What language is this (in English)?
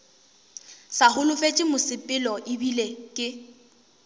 Northern Sotho